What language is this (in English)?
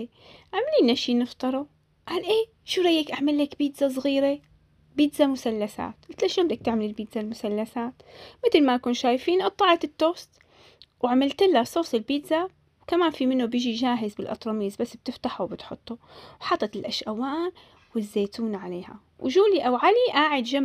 Arabic